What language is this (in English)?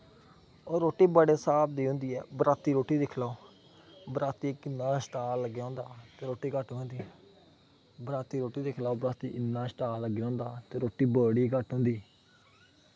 Dogri